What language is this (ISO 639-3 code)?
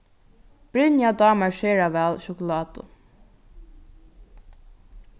fao